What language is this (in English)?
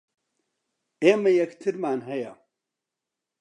Central Kurdish